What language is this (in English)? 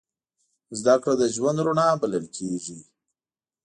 Pashto